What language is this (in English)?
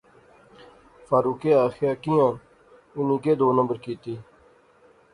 Pahari-Potwari